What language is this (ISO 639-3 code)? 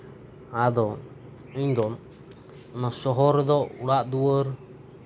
sat